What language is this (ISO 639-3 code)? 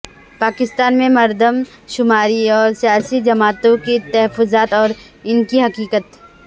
urd